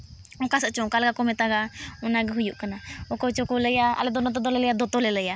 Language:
Santali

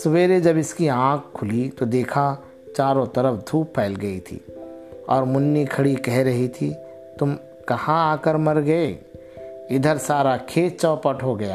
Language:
Urdu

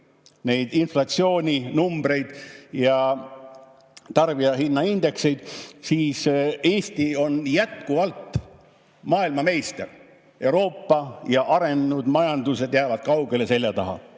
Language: Estonian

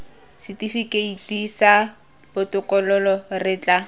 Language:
Tswana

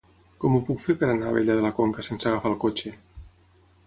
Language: Catalan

